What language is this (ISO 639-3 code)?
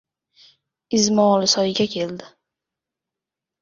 uzb